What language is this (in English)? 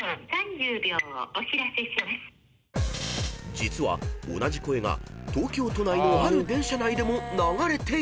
Japanese